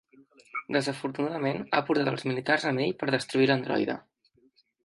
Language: Catalan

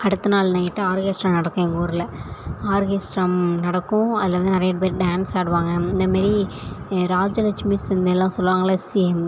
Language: Tamil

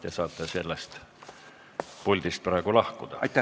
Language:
Estonian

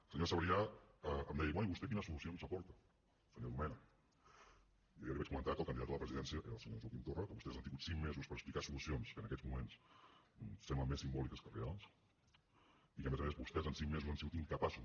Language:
Catalan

